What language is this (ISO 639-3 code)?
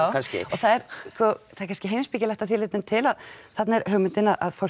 isl